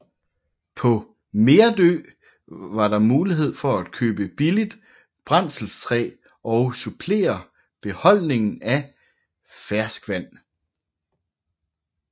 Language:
Danish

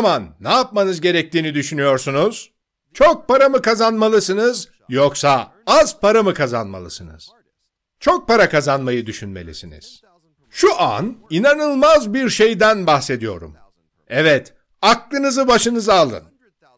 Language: Turkish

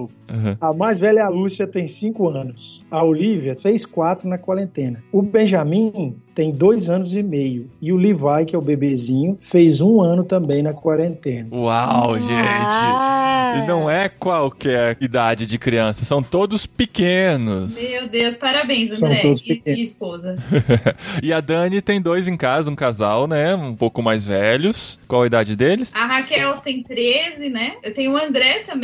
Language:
Portuguese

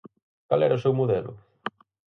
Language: Galician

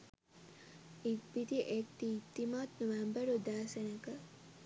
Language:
Sinhala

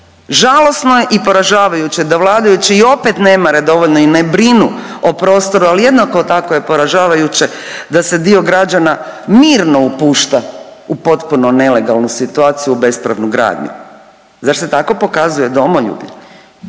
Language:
Croatian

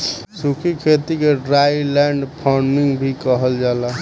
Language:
Bhojpuri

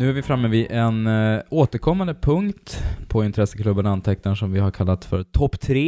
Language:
Swedish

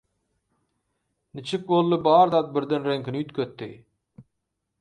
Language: Turkmen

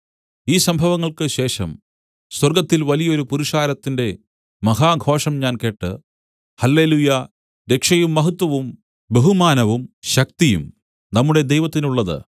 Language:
Malayalam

